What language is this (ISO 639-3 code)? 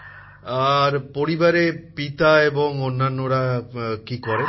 ben